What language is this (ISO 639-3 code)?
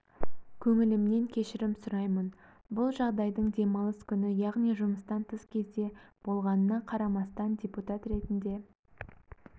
kaz